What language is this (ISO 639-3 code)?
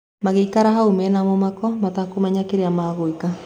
kik